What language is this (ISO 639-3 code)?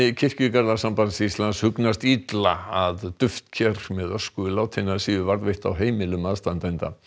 isl